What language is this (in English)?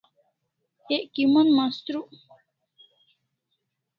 Kalasha